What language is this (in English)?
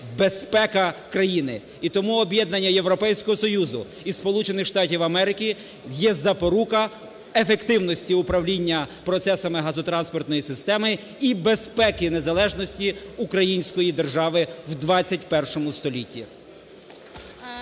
Ukrainian